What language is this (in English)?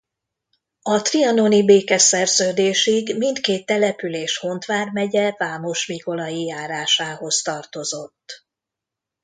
Hungarian